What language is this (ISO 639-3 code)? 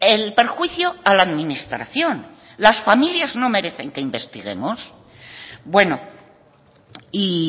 spa